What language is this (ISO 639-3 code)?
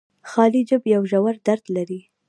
pus